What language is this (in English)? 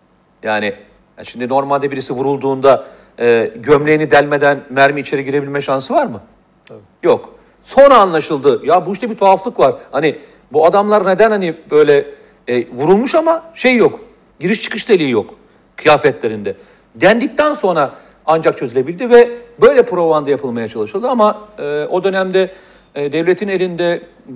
Turkish